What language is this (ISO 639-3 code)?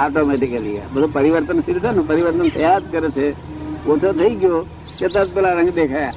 guj